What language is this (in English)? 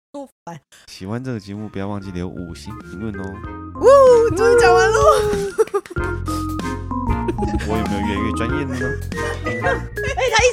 Chinese